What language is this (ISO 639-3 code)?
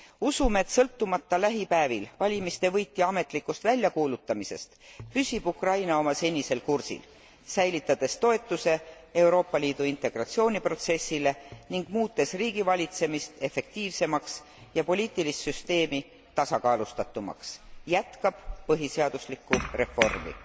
est